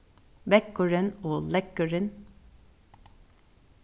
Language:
Faroese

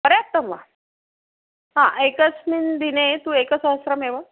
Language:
Sanskrit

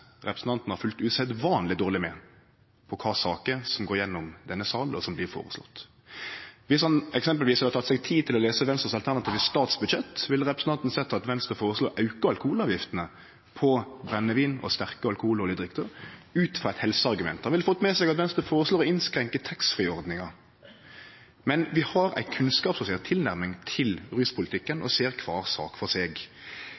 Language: Norwegian Nynorsk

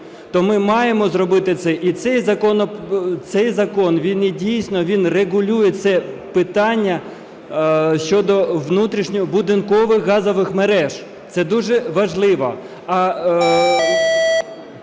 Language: Ukrainian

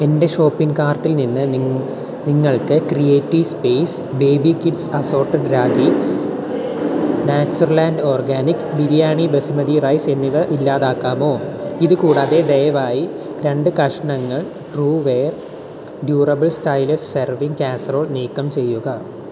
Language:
Malayalam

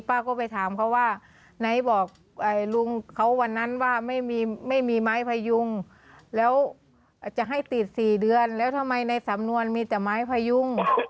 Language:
Thai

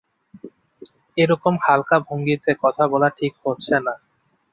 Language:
Bangla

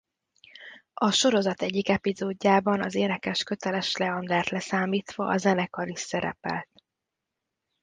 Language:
Hungarian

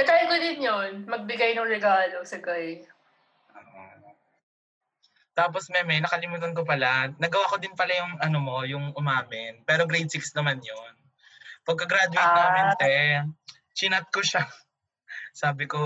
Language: Filipino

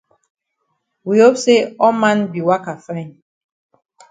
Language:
Cameroon Pidgin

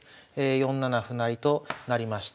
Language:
Japanese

